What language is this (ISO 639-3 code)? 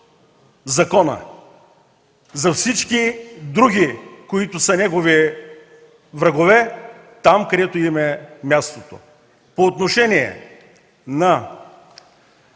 bul